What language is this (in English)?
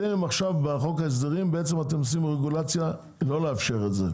Hebrew